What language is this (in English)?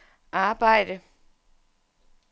Danish